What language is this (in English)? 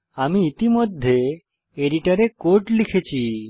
Bangla